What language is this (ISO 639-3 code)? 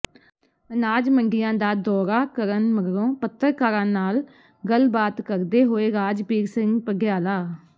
pan